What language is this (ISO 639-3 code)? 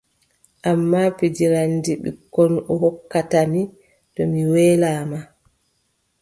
fub